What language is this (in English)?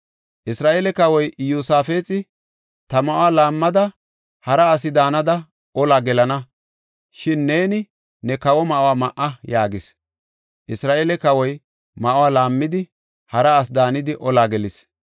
Gofa